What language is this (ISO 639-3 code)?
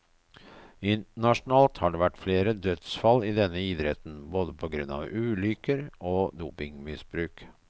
nor